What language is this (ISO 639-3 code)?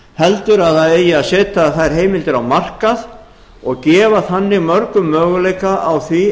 isl